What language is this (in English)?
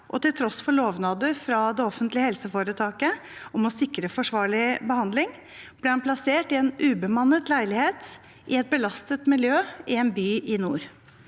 Norwegian